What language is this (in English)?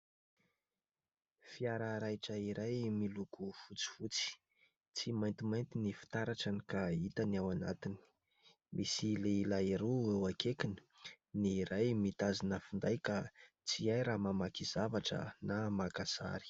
Malagasy